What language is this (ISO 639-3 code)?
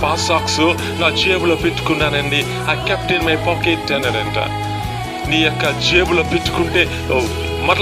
ron